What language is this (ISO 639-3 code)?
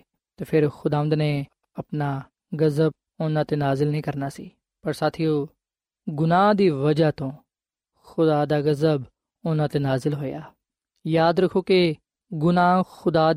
pan